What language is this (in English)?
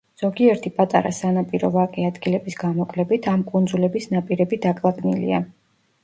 Georgian